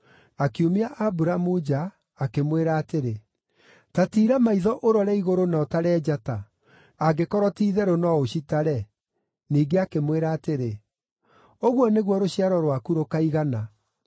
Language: Kikuyu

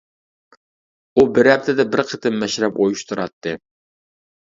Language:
Uyghur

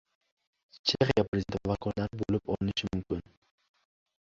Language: Uzbek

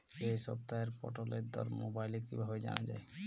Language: Bangla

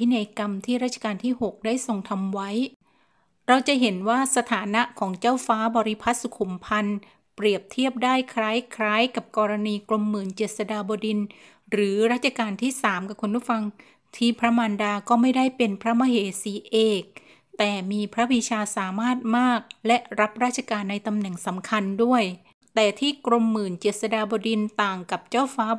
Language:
Thai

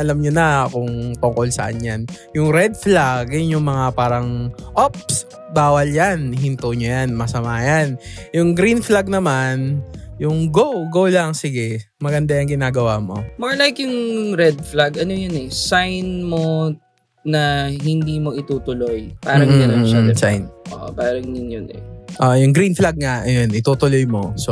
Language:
Filipino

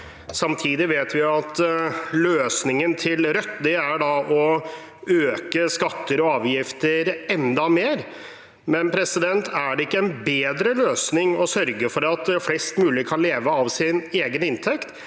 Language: Norwegian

